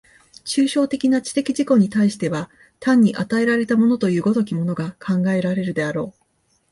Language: Japanese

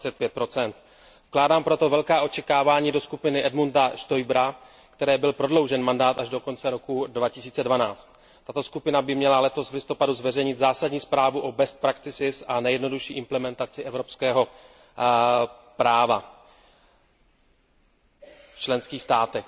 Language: Czech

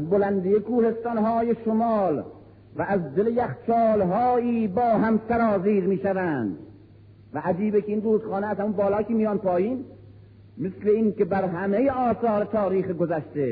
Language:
Persian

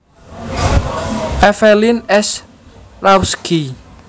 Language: Javanese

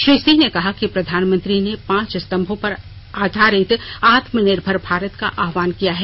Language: Hindi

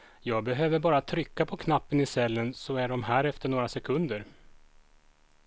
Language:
Swedish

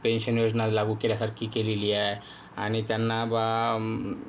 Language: Marathi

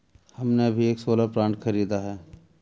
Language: Hindi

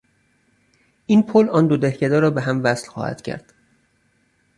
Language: Persian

